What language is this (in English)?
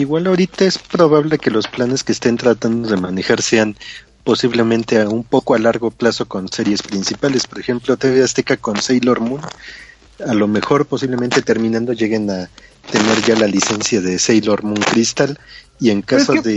Spanish